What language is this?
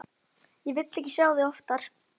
Icelandic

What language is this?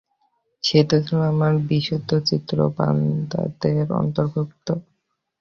Bangla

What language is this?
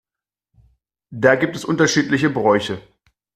German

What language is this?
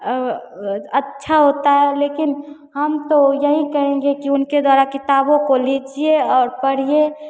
Hindi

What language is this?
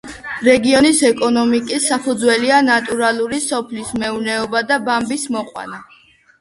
Georgian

